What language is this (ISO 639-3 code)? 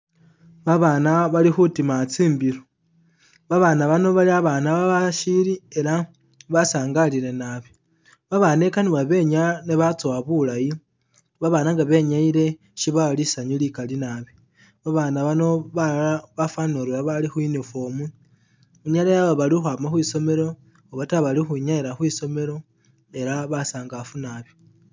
myx